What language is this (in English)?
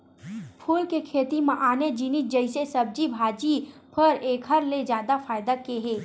Chhattisgarhi